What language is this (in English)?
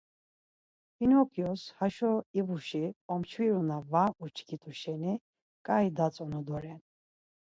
Laz